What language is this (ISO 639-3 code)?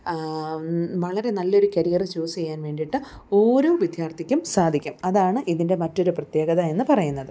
mal